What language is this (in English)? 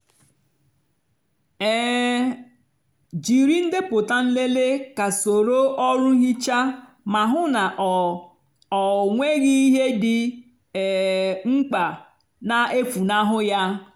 Igbo